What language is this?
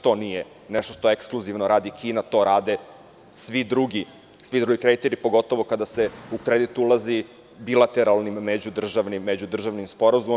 Serbian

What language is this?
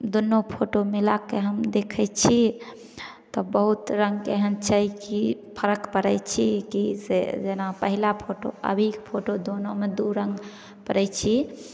Maithili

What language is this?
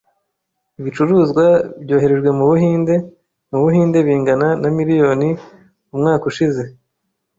Kinyarwanda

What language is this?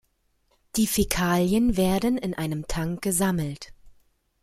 German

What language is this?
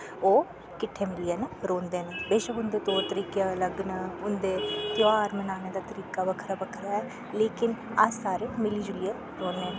Dogri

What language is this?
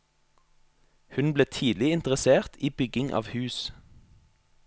Norwegian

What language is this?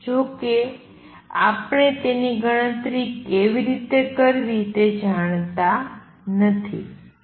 Gujarati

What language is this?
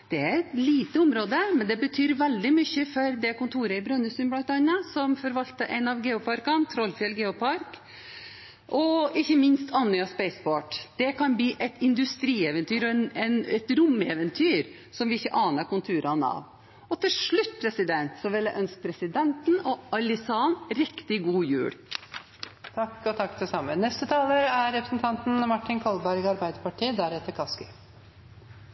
Norwegian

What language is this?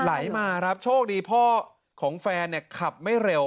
Thai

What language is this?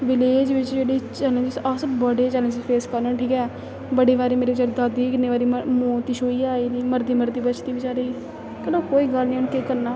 Dogri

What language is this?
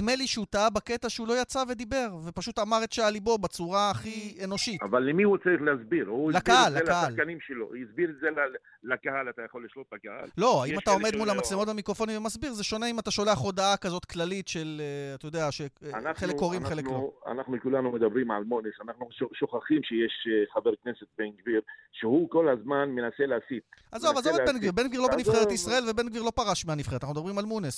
Hebrew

